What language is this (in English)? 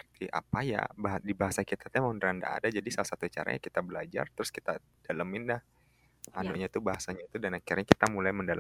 Indonesian